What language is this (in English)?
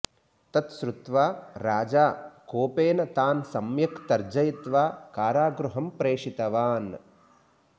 Sanskrit